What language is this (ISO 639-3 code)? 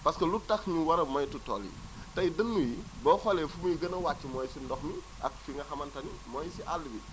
wol